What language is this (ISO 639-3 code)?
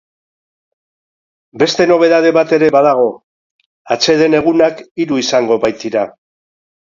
eus